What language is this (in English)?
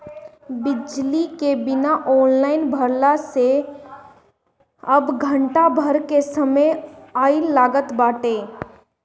Bhojpuri